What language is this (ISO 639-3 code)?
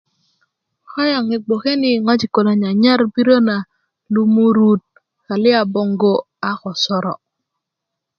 ukv